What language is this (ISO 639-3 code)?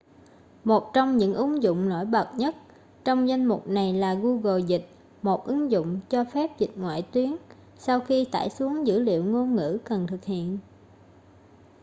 vie